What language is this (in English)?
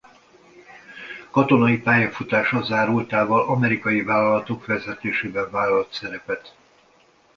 Hungarian